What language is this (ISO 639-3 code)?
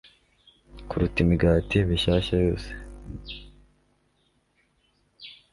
kin